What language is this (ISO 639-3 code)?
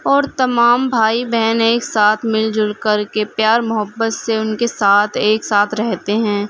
urd